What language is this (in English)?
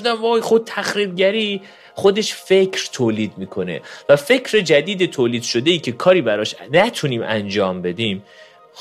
Persian